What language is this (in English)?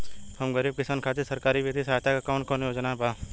Bhojpuri